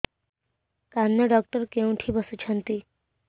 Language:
Odia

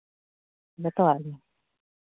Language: Santali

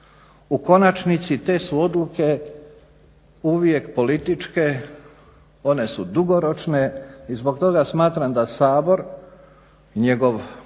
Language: Croatian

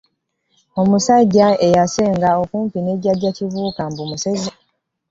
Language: Ganda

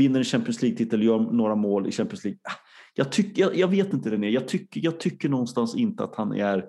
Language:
Swedish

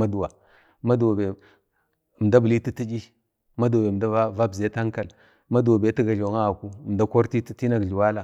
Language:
Bade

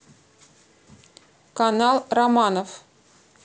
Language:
Russian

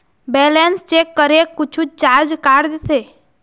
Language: Chhattisgarhi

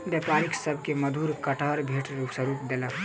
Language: Maithili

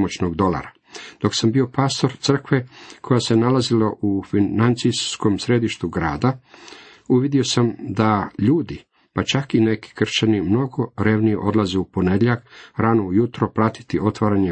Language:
Croatian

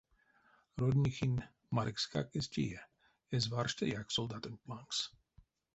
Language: Erzya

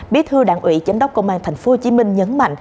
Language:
Vietnamese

